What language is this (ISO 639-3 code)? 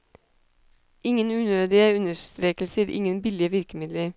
nor